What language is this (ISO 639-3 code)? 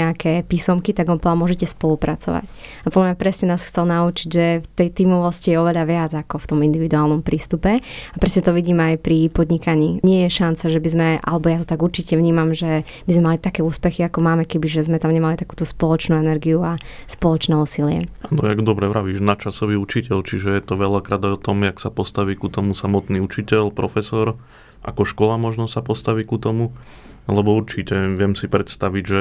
slk